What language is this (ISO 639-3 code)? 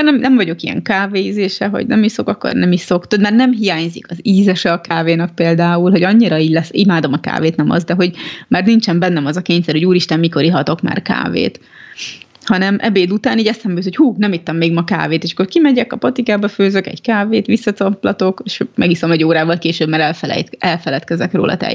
hun